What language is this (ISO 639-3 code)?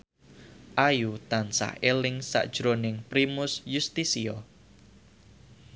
jav